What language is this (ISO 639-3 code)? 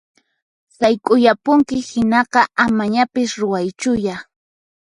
qxp